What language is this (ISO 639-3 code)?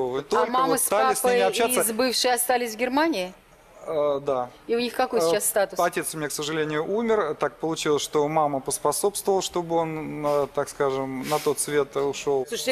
rus